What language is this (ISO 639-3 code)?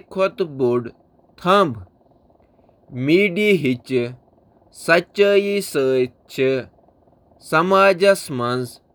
kas